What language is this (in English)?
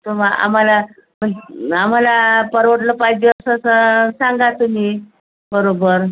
Marathi